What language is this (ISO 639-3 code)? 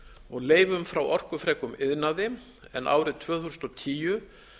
isl